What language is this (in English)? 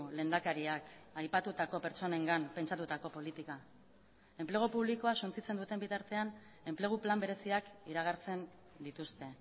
Basque